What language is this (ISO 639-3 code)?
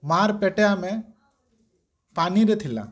ori